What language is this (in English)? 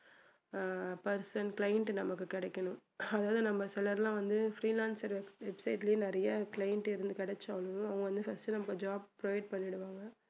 Tamil